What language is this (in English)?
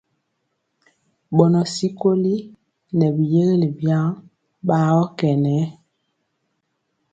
Mpiemo